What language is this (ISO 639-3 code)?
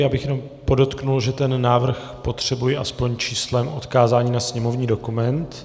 ces